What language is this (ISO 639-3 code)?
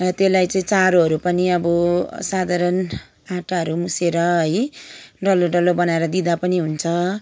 nep